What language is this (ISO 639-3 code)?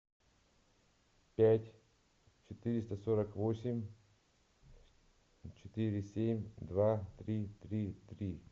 rus